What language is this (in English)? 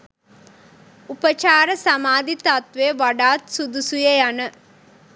Sinhala